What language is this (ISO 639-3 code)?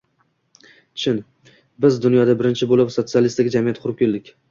uzb